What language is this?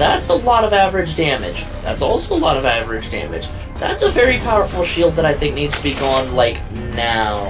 English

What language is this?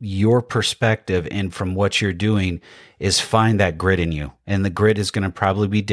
English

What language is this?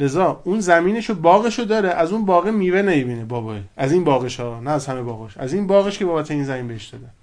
Persian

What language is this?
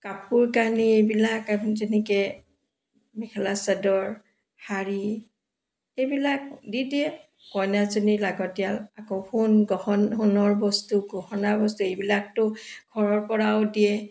Assamese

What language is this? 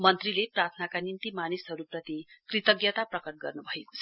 Nepali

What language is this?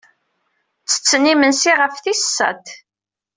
Kabyle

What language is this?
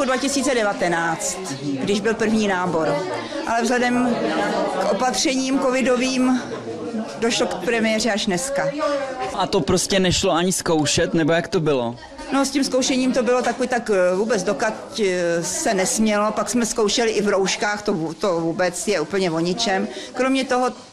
Czech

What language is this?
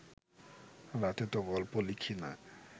Bangla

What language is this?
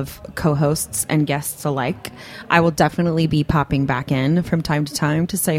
English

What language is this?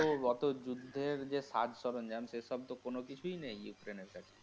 Bangla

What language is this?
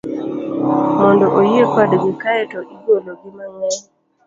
Luo (Kenya and Tanzania)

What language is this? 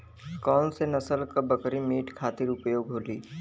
Bhojpuri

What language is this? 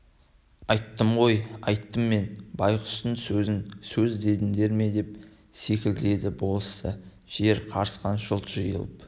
Kazakh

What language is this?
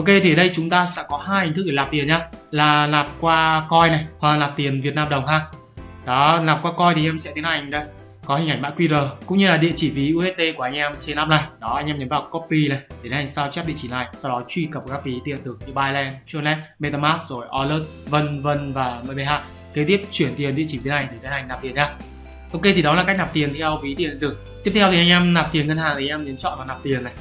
Vietnamese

